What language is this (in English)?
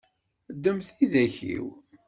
Kabyle